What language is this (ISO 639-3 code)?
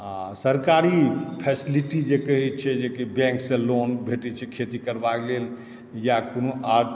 mai